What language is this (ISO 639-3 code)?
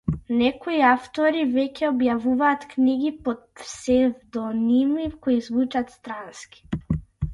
mkd